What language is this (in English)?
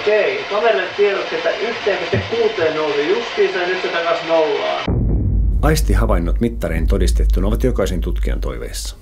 Finnish